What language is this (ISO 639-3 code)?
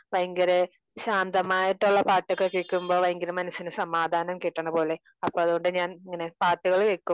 mal